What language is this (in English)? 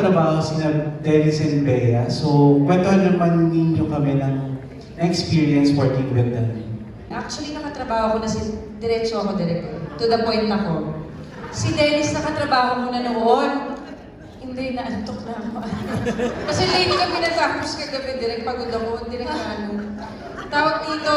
Filipino